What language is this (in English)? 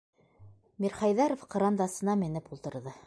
Bashkir